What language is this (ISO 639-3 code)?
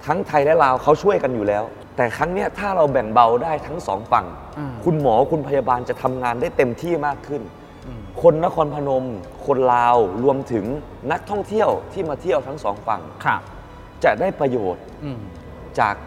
tha